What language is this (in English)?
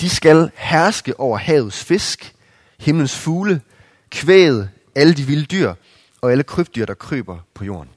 Danish